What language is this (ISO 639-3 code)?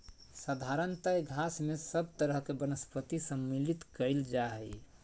mag